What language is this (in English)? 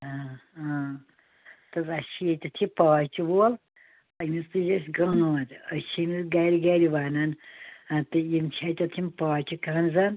Kashmiri